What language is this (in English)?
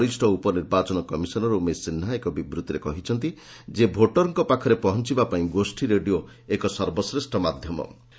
Odia